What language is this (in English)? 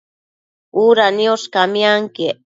Matsés